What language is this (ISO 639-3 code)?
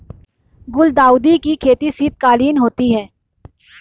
hin